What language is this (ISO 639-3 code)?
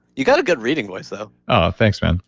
eng